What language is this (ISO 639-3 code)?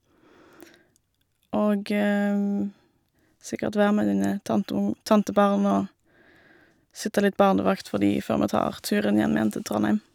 nor